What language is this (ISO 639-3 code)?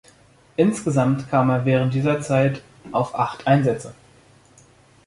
deu